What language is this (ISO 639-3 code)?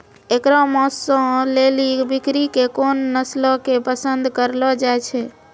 mai